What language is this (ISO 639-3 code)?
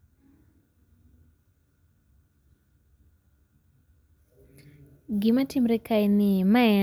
luo